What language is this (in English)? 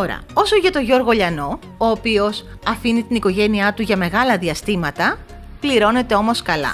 Greek